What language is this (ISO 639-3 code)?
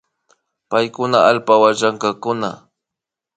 qvi